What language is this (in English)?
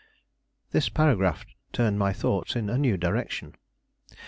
English